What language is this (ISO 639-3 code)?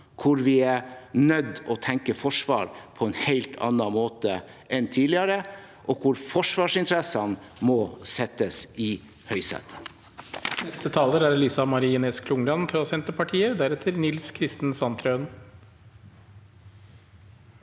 nor